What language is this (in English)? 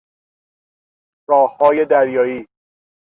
Persian